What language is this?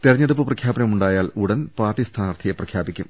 Malayalam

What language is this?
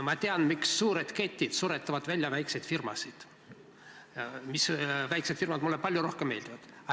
Estonian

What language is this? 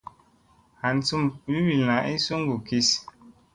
Musey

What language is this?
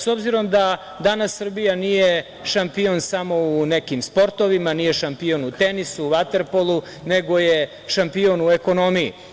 Serbian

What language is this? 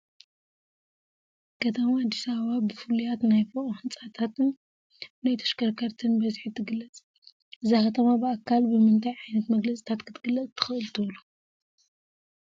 Tigrinya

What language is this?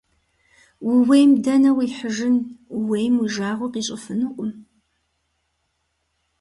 Kabardian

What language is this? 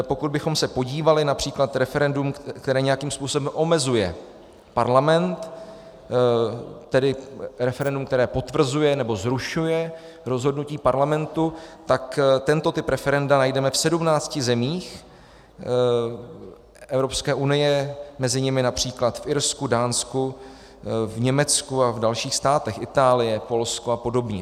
Czech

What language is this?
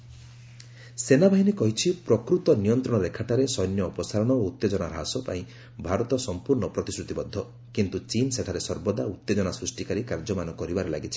Odia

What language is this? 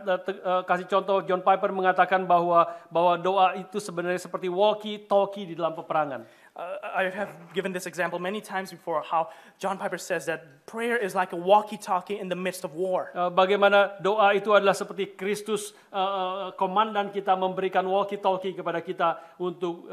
Indonesian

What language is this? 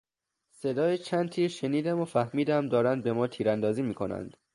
Persian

